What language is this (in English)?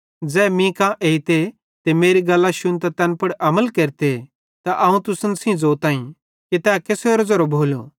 Bhadrawahi